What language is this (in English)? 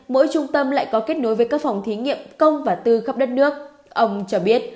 Vietnamese